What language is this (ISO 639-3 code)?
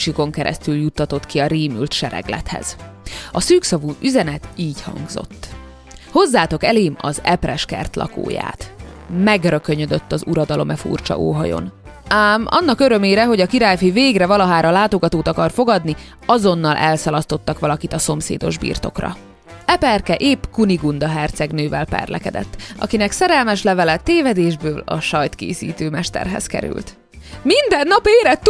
hun